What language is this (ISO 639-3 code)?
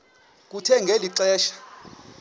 xho